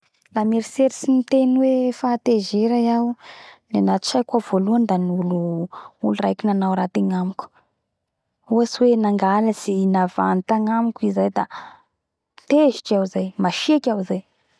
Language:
Bara Malagasy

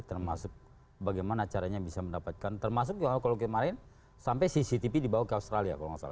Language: Indonesian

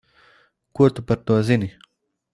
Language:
Latvian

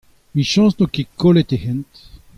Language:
Breton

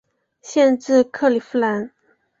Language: Chinese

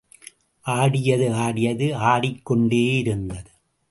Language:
Tamil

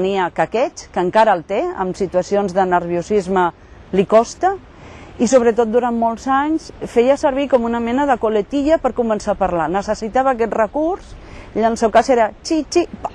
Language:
Catalan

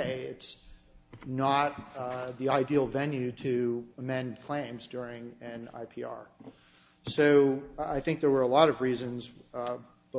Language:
English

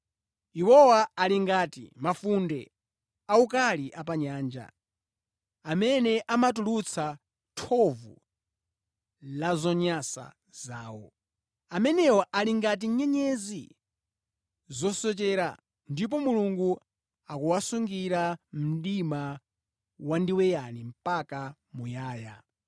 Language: Nyanja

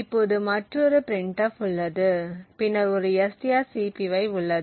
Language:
Tamil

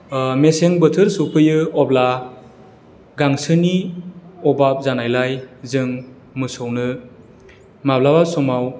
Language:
Bodo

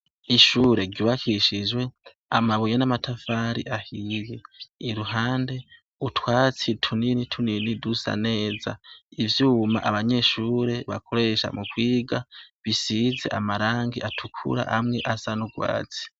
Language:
Rundi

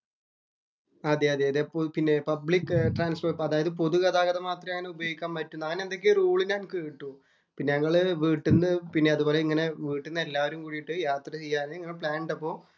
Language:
Malayalam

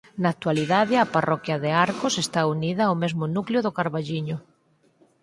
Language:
Galician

